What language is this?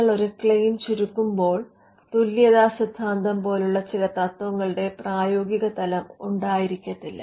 Malayalam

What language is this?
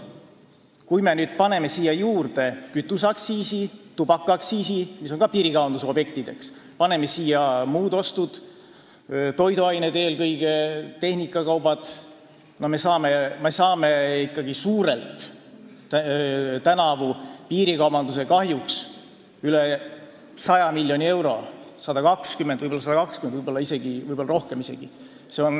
Estonian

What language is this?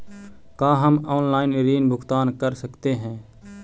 Magahi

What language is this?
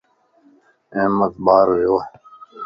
Lasi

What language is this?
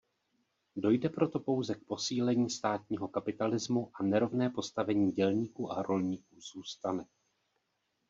Czech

